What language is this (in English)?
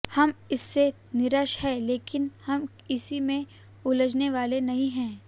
Hindi